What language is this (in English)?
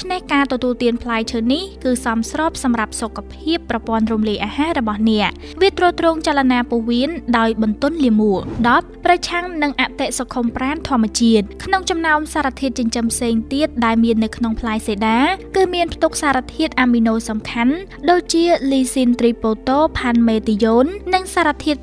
Thai